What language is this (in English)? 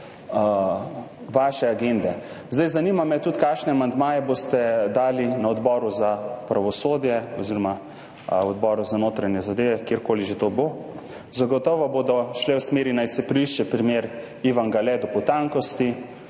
Slovenian